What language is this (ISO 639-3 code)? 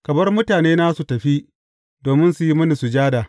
hau